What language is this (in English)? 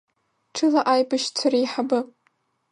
Abkhazian